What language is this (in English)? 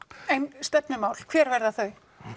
Icelandic